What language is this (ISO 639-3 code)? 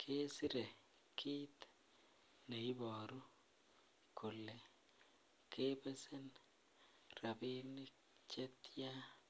kln